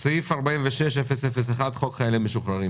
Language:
Hebrew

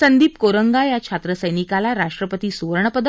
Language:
Marathi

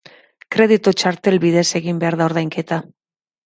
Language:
Basque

